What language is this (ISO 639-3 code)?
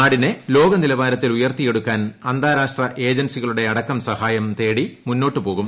mal